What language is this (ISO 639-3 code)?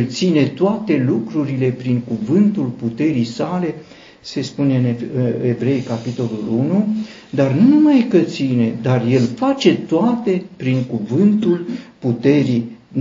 ron